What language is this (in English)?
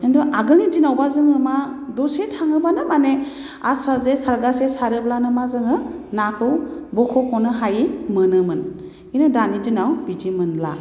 Bodo